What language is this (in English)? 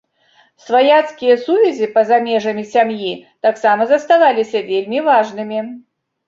Belarusian